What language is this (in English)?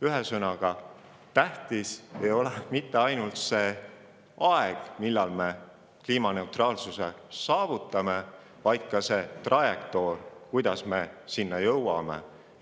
Estonian